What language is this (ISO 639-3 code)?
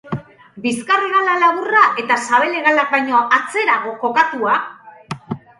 eus